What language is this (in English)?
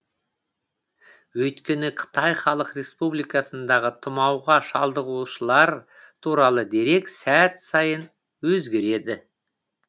Kazakh